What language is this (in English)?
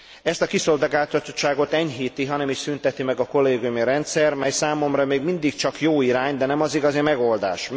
Hungarian